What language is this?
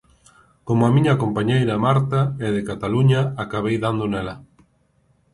Galician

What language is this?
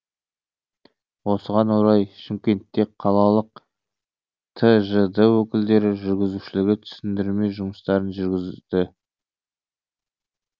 Kazakh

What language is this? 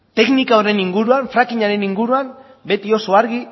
Basque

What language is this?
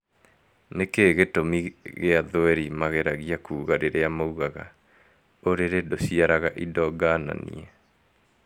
Kikuyu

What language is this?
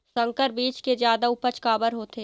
Chhattisgarhi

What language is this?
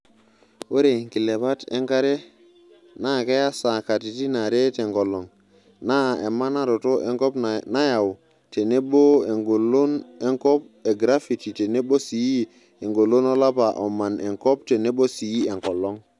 Masai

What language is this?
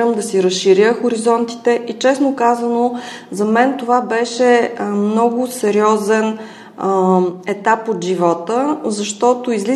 Bulgarian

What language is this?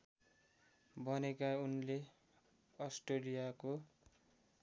Nepali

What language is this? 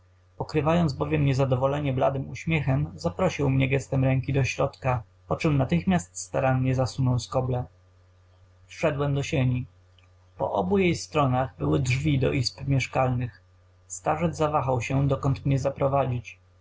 Polish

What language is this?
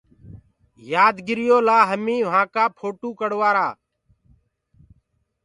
Gurgula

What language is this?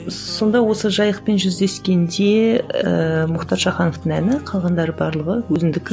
Kazakh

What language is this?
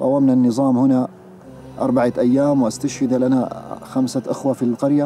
Arabic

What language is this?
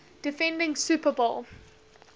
English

